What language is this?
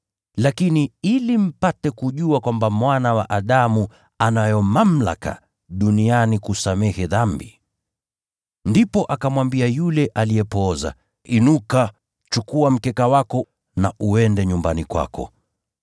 Swahili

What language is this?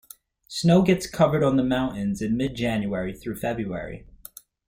English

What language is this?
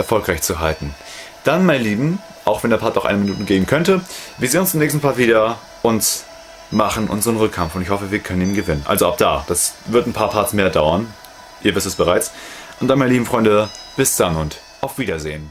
German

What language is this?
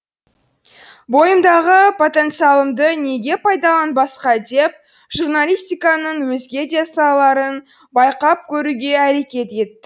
Kazakh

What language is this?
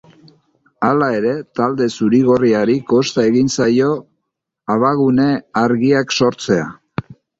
Basque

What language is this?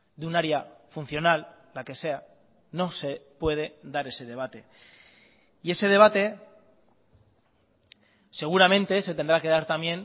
Spanish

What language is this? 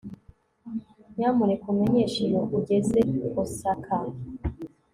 Kinyarwanda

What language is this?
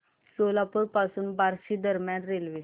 Marathi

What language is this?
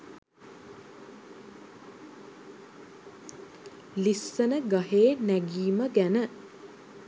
Sinhala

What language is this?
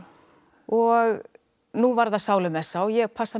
Icelandic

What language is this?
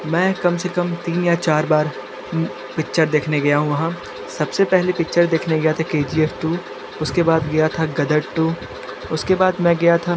Hindi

